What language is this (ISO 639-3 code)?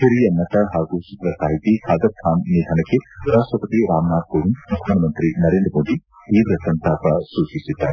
kan